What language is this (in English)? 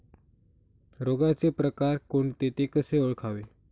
Marathi